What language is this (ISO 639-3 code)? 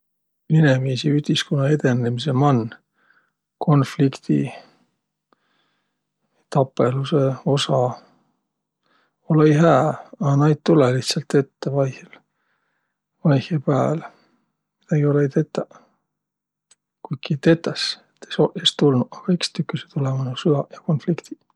vro